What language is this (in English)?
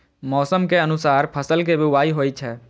Maithili